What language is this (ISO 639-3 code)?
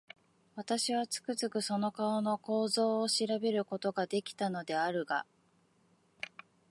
jpn